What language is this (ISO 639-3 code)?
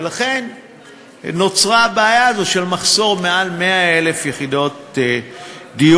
heb